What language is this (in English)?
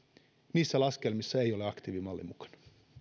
Finnish